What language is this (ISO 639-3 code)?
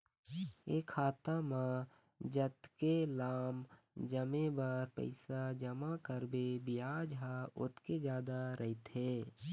hne